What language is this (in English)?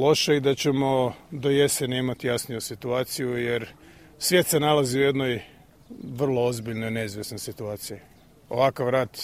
Croatian